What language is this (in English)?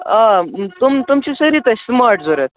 Kashmiri